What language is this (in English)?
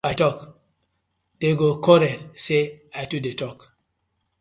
Nigerian Pidgin